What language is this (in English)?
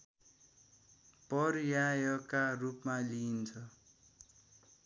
Nepali